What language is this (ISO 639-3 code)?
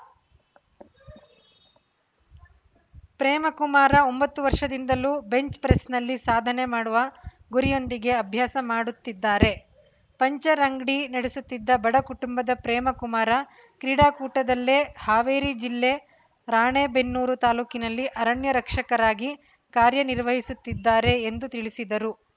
kan